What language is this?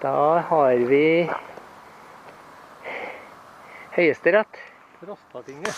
Portuguese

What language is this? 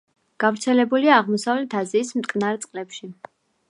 Georgian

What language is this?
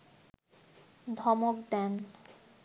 Bangla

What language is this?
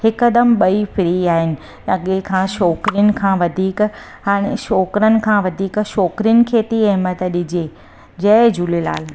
Sindhi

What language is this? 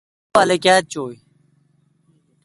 Kalkoti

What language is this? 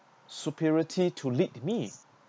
English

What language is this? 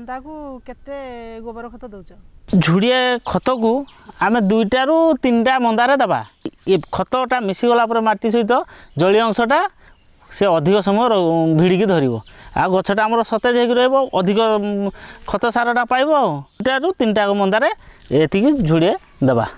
Korean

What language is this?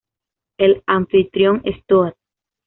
Spanish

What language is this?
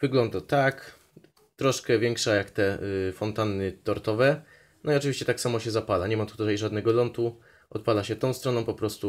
Polish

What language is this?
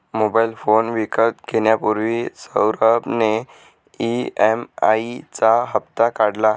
Marathi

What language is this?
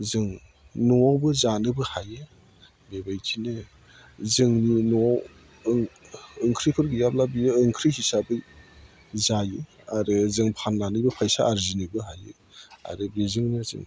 Bodo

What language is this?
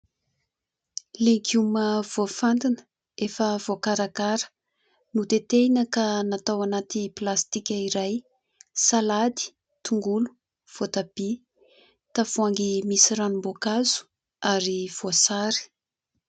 Malagasy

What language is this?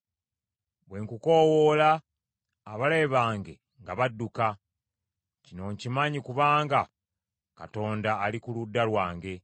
Ganda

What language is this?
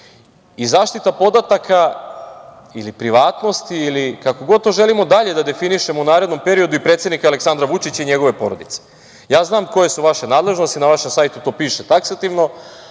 Serbian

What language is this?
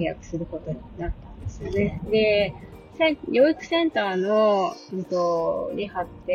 Japanese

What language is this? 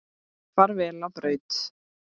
Icelandic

